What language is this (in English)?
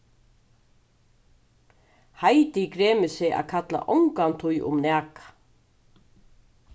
Faroese